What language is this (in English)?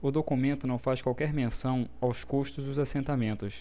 Portuguese